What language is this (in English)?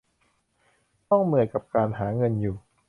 Thai